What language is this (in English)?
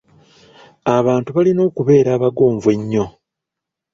Ganda